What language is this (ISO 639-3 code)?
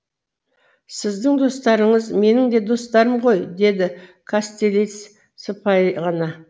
kaz